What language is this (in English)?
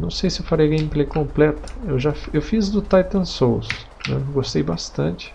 Portuguese